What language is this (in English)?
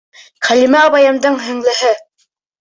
Bashkir